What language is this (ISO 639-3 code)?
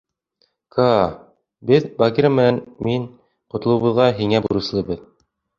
bak